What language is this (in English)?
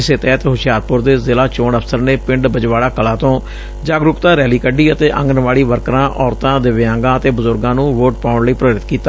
Punjabi